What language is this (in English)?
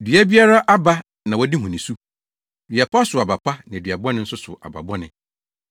Akan